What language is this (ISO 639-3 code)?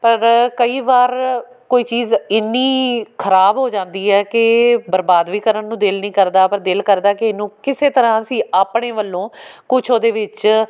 pan